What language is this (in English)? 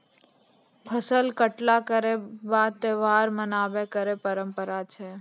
Maithili